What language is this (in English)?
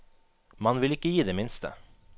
Norwegian